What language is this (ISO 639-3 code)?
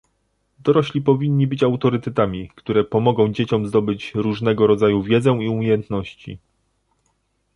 pol